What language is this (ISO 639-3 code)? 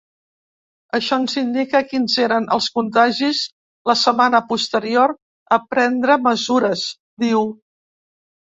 cat